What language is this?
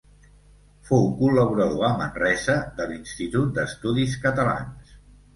Catalan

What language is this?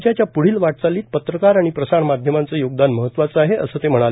Marathi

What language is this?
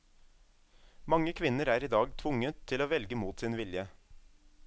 Norwegian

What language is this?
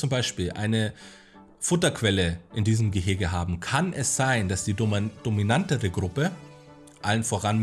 German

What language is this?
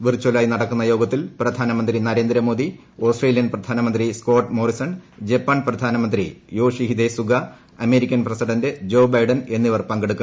Malayalam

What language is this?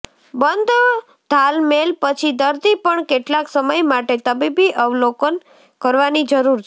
Gujarati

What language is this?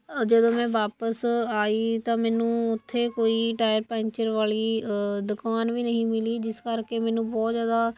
Punjabi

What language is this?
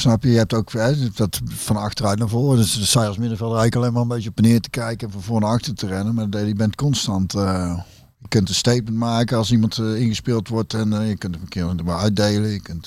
Dutch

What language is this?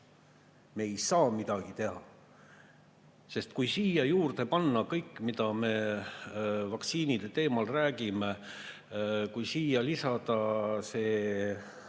Estonian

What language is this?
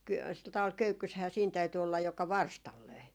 Finnish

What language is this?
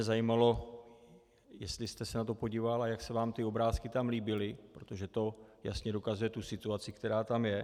Czech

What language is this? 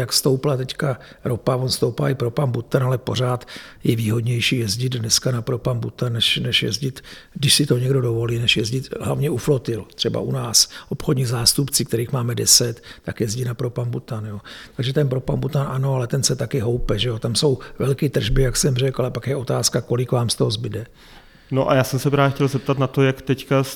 Czech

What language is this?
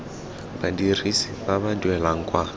Tswana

